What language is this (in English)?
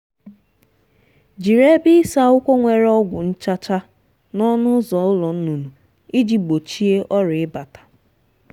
Igbo